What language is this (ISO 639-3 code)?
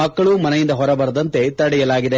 kan